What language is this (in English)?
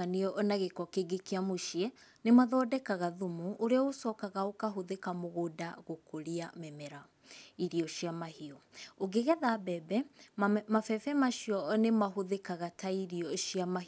Kikuyu